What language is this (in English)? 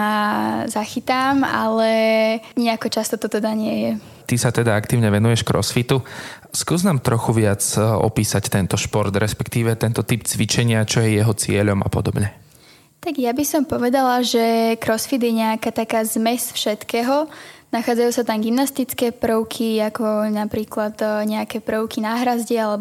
Slovak